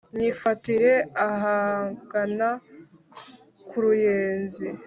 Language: Kinyarwanda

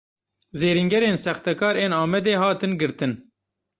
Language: Kurdish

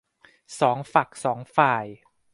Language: Thai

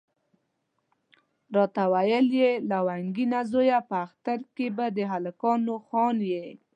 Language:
Pashto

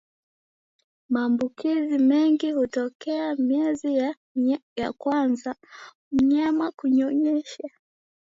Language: Swahili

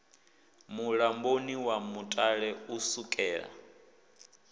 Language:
Venda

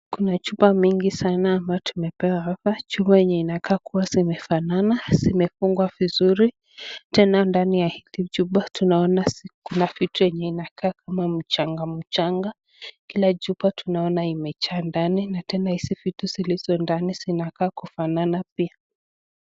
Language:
Swahili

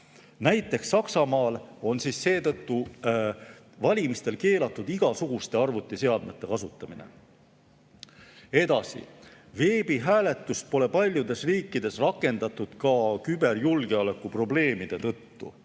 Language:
Estonian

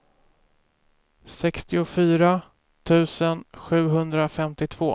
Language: Swedish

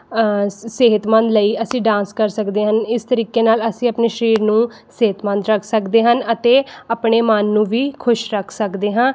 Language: Punjabi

